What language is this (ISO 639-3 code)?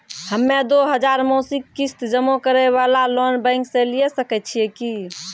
mai